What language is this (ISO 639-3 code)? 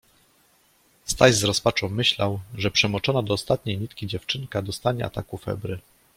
pol